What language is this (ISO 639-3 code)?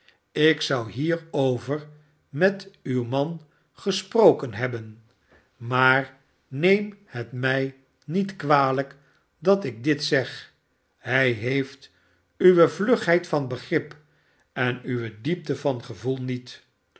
nld